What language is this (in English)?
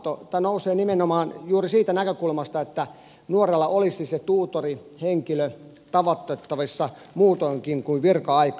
Finnish